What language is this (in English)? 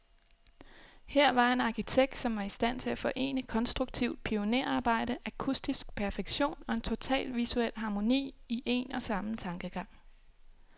Danish